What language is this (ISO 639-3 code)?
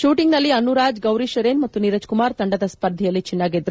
kan